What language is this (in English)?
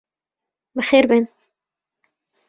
Central Kurdish